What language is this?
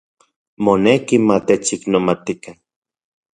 Central Puebla Nahuatl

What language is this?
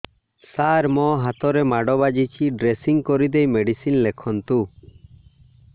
Odia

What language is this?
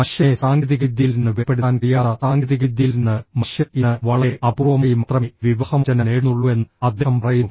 Malayalam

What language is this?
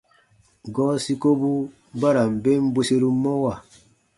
Baatonum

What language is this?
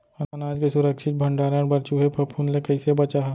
Chhattisgarhi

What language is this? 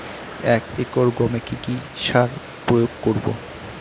Bangla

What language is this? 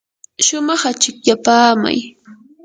Yanahuanca Pasco Quechua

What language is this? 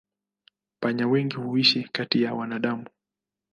Swahili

